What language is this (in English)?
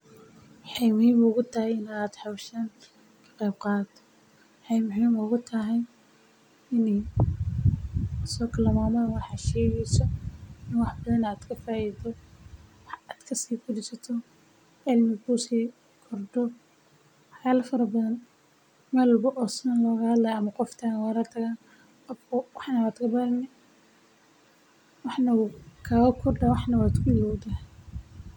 Somali